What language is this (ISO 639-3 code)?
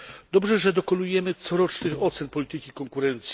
pol